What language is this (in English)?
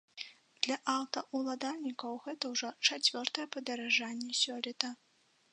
Belarusian